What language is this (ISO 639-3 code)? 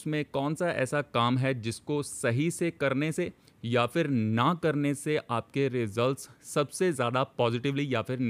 hin